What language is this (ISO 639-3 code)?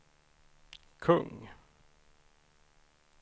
swe